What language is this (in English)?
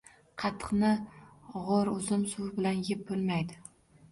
Uzbek